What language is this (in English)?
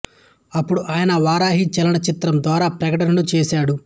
Telugu